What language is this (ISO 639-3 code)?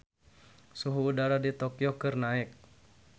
sun